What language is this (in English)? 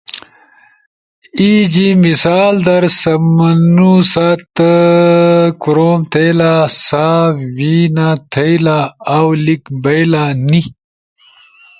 Ushojo